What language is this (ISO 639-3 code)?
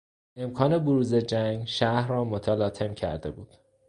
fas